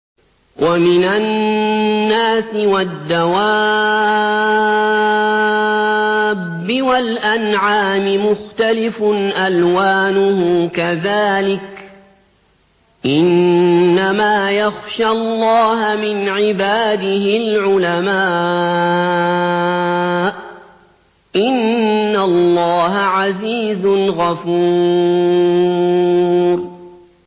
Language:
Arabic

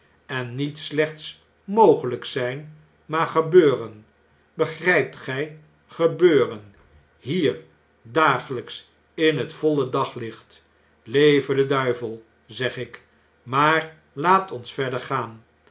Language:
Dutch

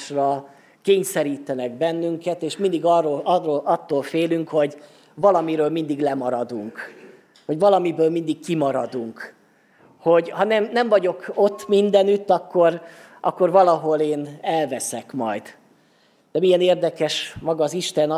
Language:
Hungarian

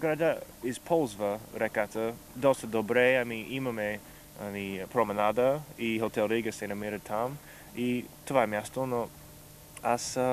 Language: Bulgarian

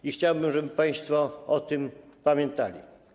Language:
Polish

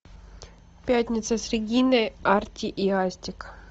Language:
Russian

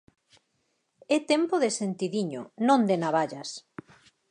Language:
Galician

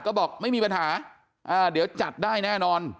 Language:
Thai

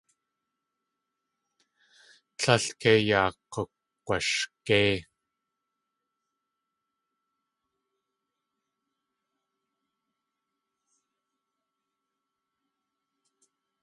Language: Tlingit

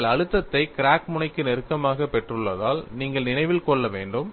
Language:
Tamil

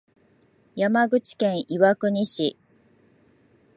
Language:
Japanese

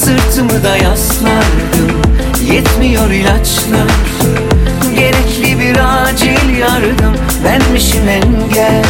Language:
Turkish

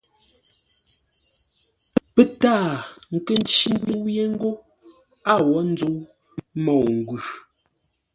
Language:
Ngombale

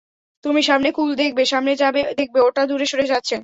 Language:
Bangla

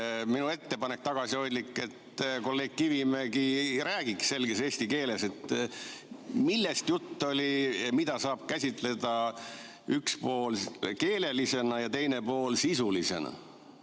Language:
Estonian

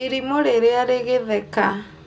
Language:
Kikuyu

